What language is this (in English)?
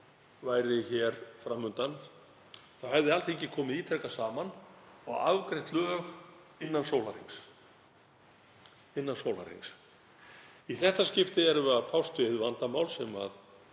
Icelandic